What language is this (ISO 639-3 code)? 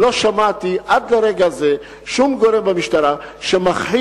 heb